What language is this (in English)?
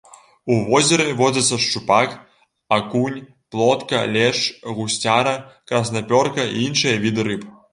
Belarusian